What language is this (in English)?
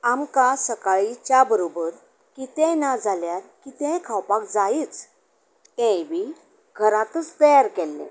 Konkani